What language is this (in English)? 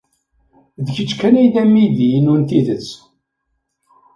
Kabyle